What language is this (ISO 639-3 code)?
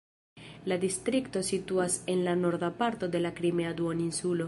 epo